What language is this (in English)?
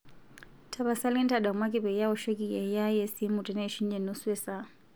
Masai